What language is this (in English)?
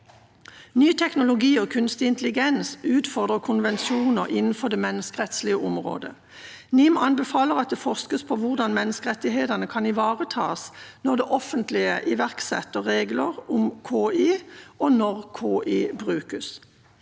Norwegian